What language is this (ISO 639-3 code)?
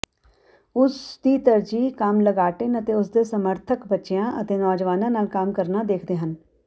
pan